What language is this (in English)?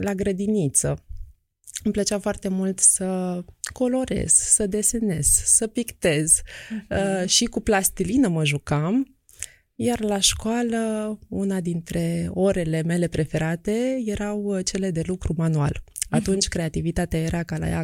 Romanian